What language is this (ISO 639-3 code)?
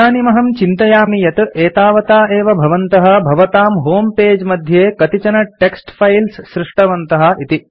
san